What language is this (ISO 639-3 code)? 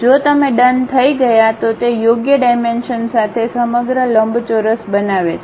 guj